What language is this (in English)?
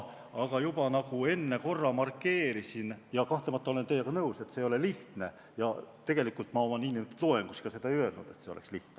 Estonian